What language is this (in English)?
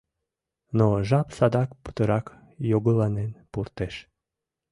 Mari